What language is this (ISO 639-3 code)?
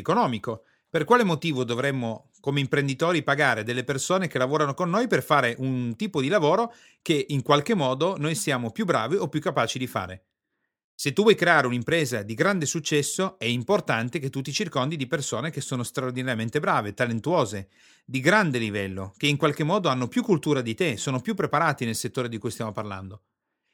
ita